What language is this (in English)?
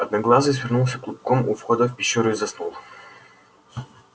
Russian